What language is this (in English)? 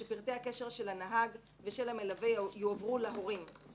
Hebrew